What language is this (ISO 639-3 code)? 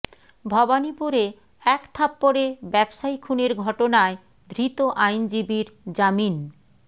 ben